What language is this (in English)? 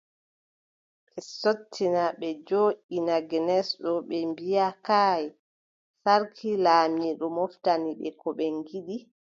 Adamawa Fulfulde